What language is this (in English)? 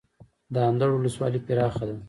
Pashto